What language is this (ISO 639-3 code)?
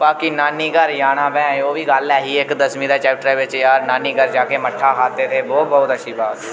doi